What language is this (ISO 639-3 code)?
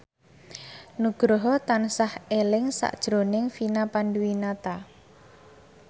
jav